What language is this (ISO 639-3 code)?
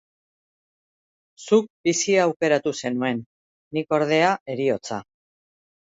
eus